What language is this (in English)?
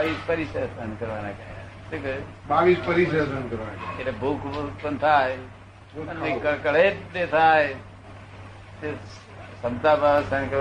Gujarati